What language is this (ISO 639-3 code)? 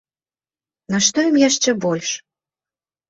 bel